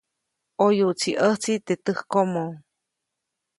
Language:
Copainalá Zoque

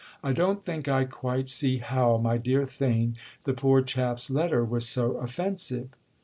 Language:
English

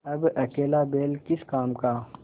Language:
Hindi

